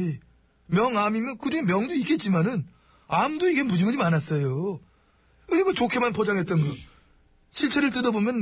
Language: Korean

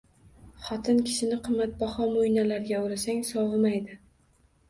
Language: Uzbek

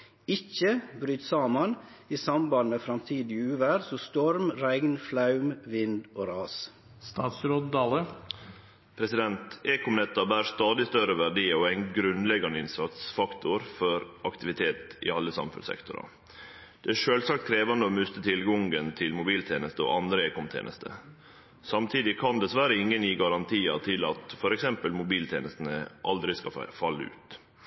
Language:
Norwegian Nynorsk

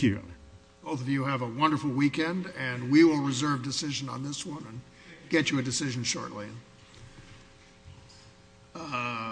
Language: English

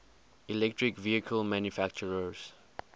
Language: English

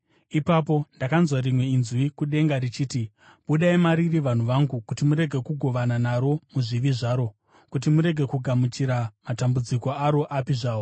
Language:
Shona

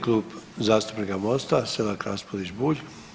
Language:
Croatian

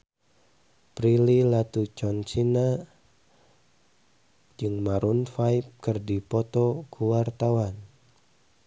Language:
Sundanese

